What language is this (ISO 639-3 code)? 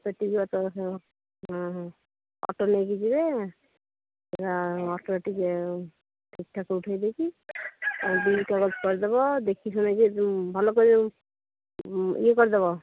ori